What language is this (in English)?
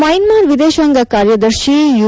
Kannada